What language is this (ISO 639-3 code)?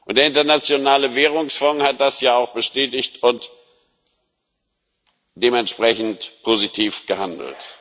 deu